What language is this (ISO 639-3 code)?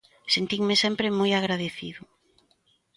glg